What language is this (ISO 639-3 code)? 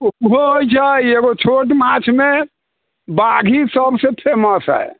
mai